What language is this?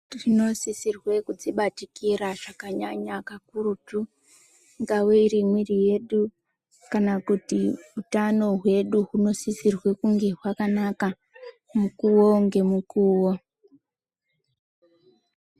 Ndau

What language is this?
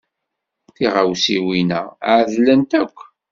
Kabyle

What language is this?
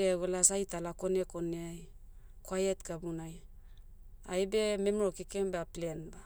Motu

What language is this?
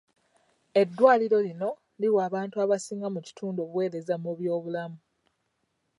Ganda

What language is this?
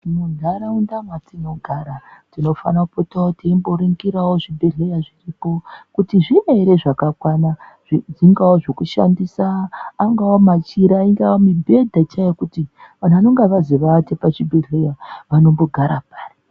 Ndau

